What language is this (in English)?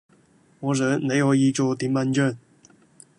Cantonese